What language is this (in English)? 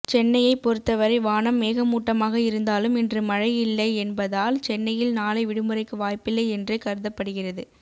Tamil